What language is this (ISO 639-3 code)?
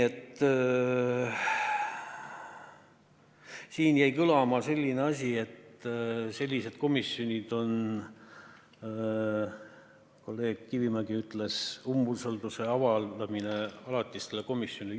est